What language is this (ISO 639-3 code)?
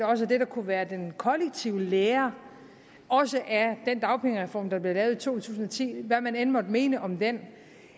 dan